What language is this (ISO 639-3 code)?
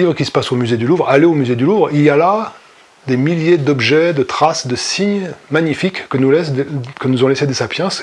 fra